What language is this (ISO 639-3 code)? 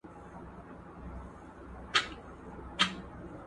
pus